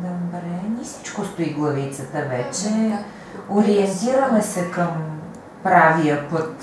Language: Bulgarian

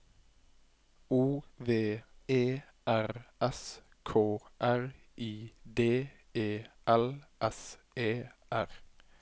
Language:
Norwegian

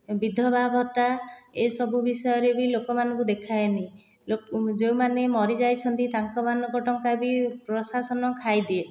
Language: Odia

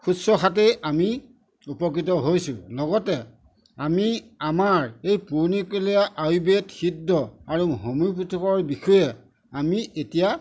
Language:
Assamese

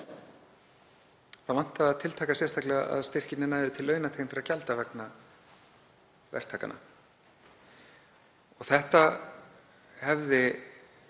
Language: Icelandic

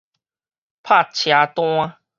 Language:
Min Nan Chinese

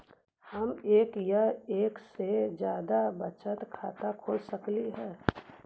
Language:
Magahi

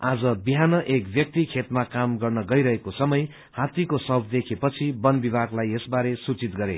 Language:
Nepali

